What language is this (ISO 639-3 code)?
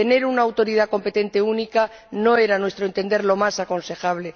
spa